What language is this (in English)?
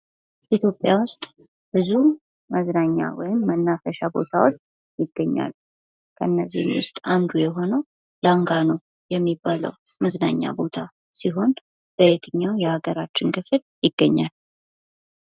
Amharic